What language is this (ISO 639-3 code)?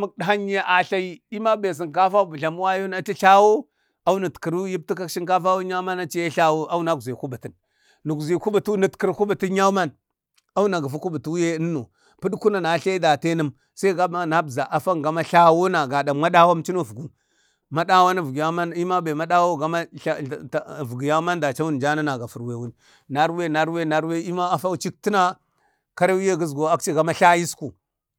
bde